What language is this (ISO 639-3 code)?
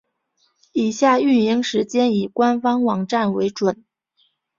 zho